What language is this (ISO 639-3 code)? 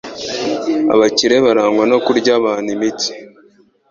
kin